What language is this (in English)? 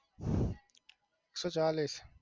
Gujarati